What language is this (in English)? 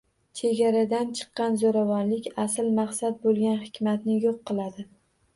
Uzbek